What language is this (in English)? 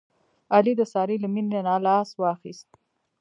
Pashto